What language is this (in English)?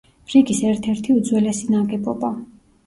Georgian